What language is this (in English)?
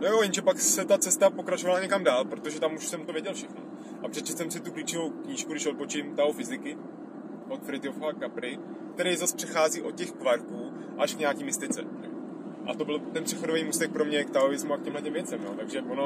Czech